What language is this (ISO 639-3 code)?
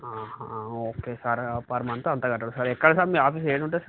tel